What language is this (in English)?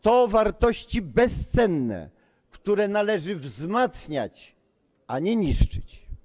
Polish